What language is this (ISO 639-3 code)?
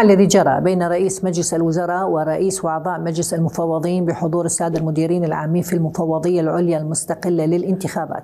ara